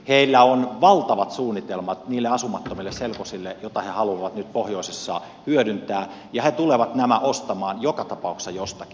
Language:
Finnish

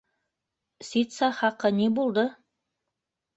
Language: Bashkir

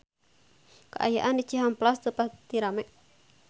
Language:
Sundanese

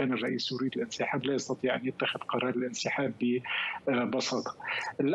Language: Arabic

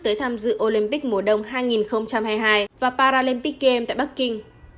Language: Vietnamese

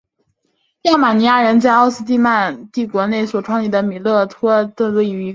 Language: Chinese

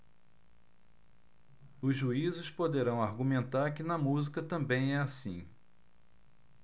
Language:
Portuguese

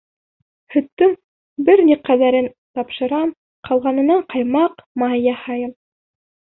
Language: Bashkir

